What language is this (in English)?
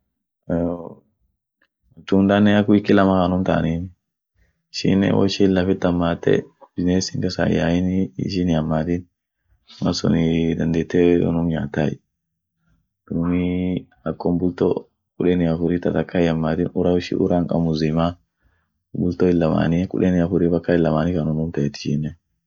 Orma